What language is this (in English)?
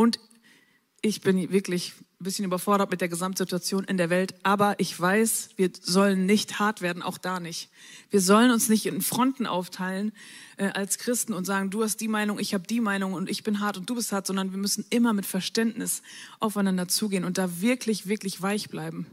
German